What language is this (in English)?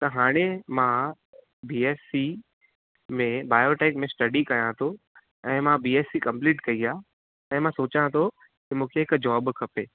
Sindhi